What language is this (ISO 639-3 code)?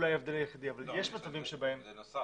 heb